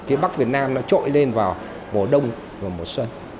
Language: Vietnamese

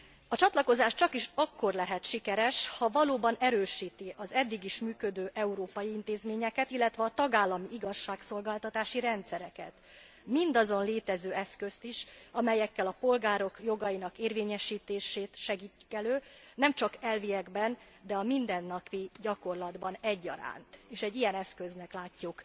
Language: Hungarian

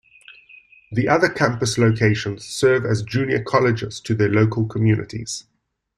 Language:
English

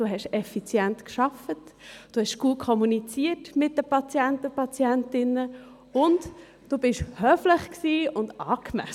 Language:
Swiss German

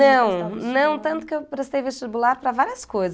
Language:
Portuguese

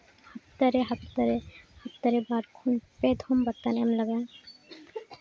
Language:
Santali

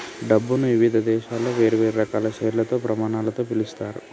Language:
Telugu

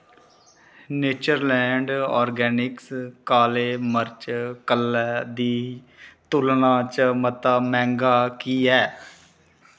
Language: Dogri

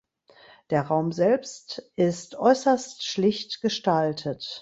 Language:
German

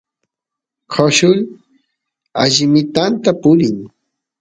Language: Santiago del Estero Quichua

